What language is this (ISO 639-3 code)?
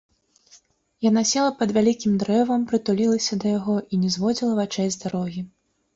bel